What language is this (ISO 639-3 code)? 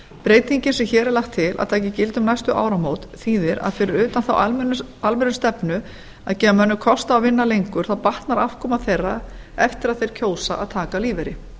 isl